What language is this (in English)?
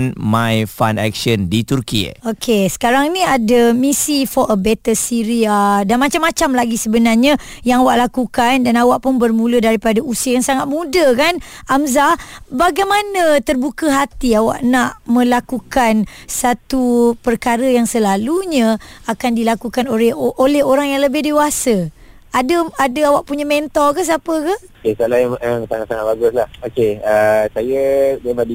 Malay